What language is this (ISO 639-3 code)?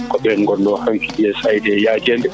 ful